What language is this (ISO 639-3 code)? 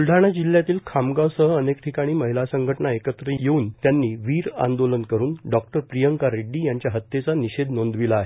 mar